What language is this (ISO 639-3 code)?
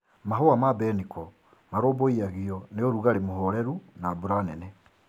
kik